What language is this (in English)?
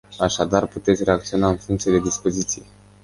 Romanian